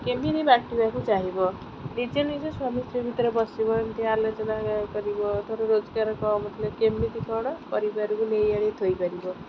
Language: Odia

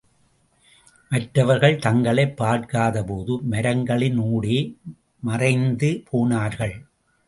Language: Tamil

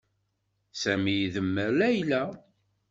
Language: Kabyle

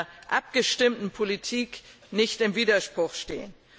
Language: German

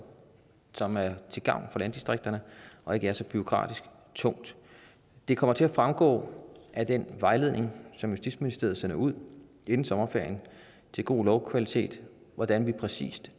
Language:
Danish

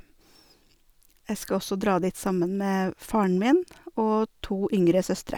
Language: Norwegian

